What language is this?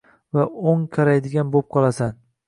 Uzbek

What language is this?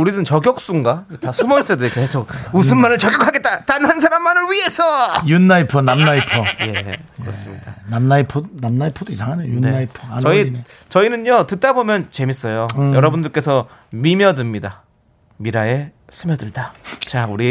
Korean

